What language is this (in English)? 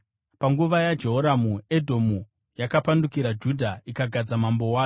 Shona